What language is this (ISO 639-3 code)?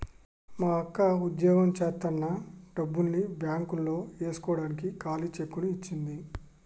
tel